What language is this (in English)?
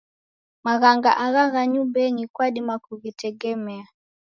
Taita